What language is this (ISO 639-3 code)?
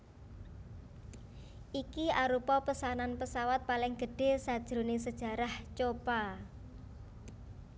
jav